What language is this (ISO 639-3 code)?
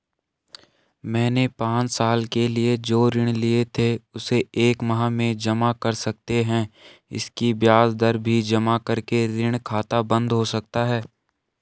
hin